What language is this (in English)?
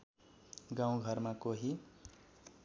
Nepali